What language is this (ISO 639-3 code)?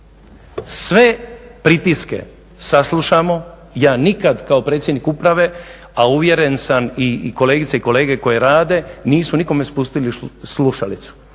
hrv